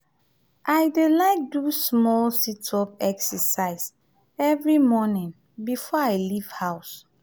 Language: Nigerian Pidgin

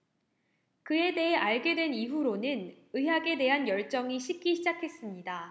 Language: Korean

